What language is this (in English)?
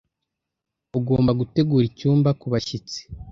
Kinyarwanda